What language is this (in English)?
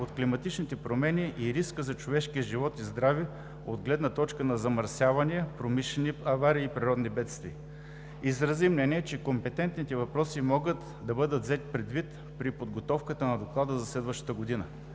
Bulgarian